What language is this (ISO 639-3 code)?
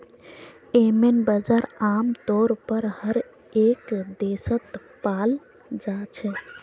mag